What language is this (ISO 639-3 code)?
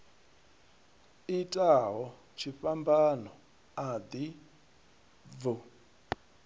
ven